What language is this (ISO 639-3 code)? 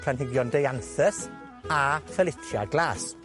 cym